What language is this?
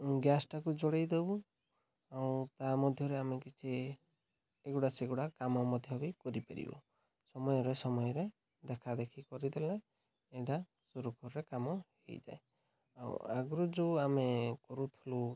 Odia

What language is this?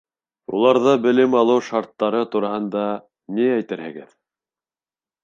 Bashkir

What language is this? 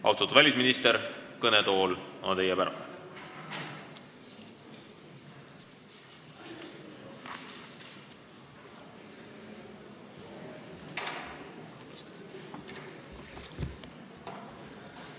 Estonian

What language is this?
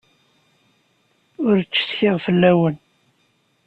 Kabyle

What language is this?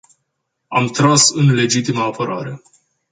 Romanian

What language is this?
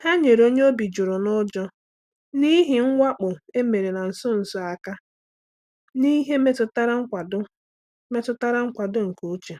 Igbo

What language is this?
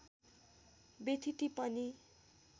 Nepali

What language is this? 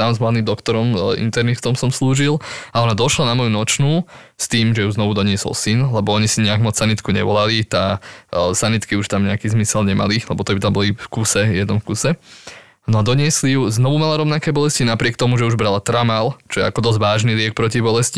Slovak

